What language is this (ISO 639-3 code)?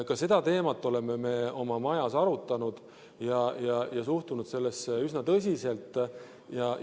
est